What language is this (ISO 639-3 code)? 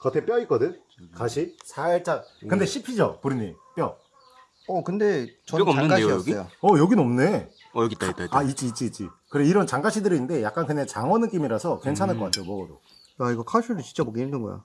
kor